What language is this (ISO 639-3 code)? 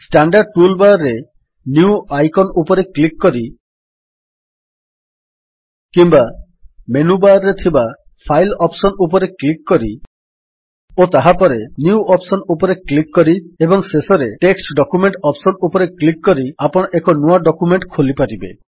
ori